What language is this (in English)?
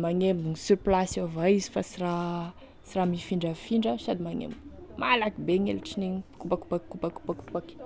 Tesaka Malagasy